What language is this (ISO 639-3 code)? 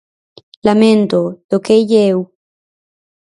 glg